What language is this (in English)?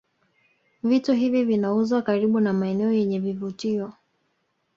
Swahili